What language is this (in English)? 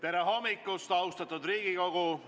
Estonian